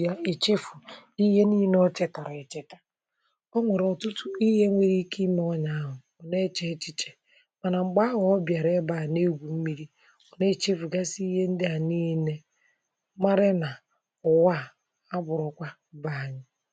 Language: Igbo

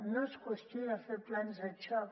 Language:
Catalan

